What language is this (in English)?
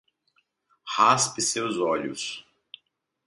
Portuguese